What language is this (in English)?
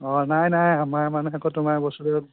Assamese